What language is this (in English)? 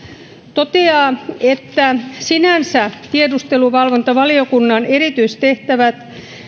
Finnish